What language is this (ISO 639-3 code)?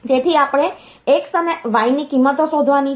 guj